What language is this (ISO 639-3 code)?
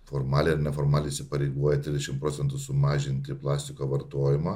lit